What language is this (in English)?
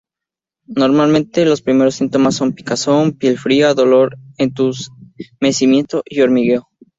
Spanish